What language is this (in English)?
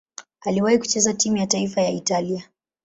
Swahili